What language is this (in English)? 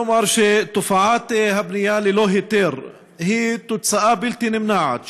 Hebrew